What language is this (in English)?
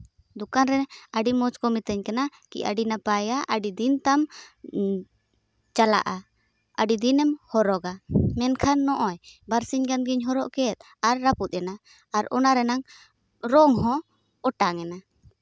Santali